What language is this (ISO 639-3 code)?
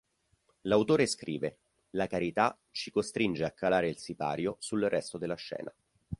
ita